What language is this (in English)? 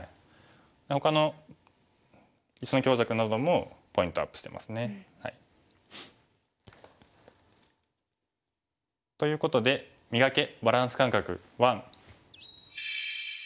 Japanese